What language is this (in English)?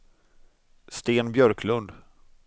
Swedish